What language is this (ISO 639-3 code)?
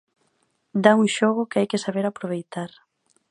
glg